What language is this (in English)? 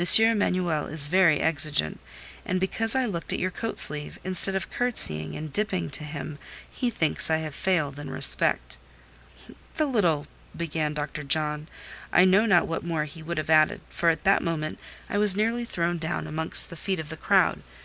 English